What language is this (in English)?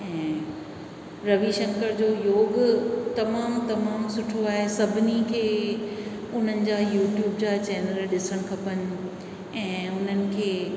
Sindhi